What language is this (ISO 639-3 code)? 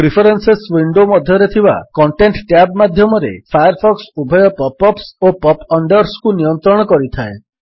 ori